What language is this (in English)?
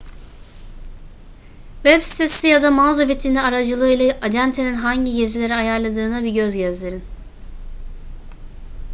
Turkish